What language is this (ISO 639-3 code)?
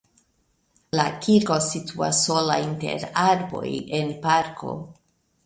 epo